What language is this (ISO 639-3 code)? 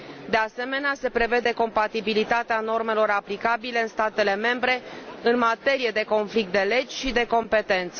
ron